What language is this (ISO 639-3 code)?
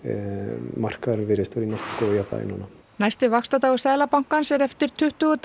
isl